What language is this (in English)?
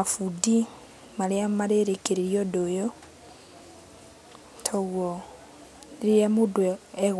Kikuyu